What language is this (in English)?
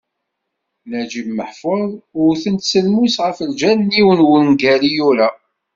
Kabyle